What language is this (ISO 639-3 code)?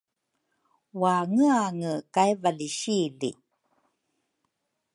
dru